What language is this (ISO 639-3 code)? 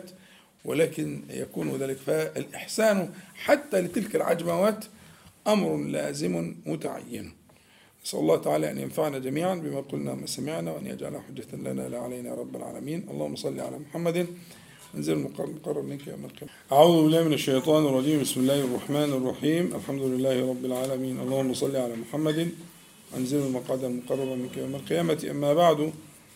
ara